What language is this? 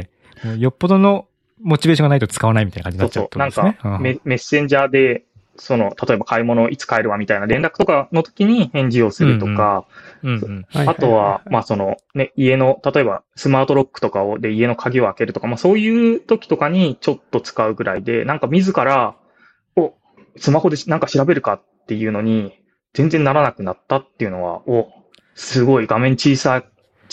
Japanese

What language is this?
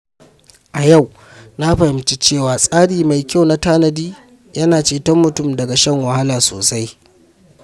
Hausa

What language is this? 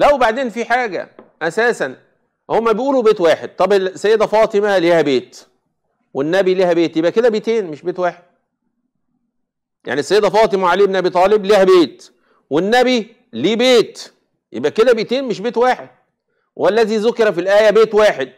Arabic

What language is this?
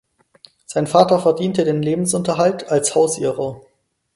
German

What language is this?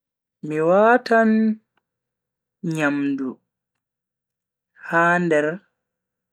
Bagirmi Fulfulde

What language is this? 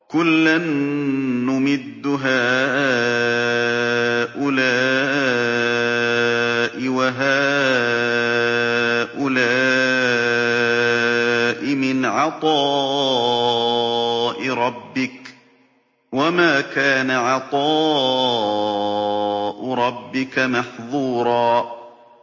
Arabic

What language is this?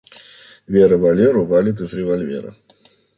Russian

